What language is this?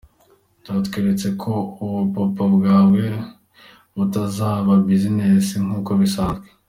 Kinyarwanda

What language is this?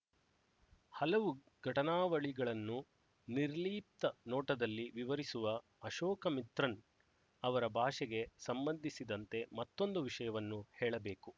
Kannada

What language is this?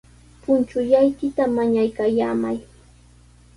Sihuas Ancash Quechua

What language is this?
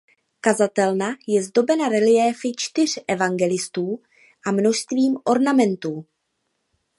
Czech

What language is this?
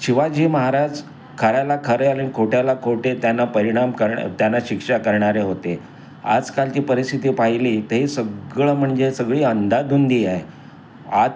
Marathi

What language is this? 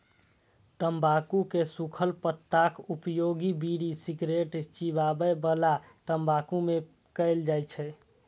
Maithili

